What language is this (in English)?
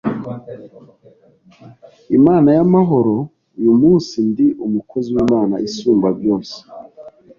Kinyarwanda